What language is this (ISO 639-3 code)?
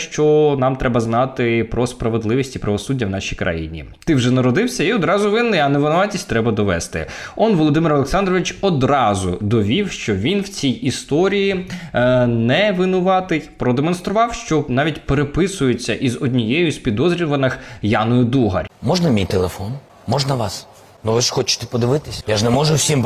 ukr